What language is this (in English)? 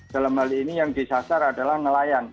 Indonesian